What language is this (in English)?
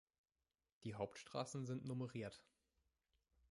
German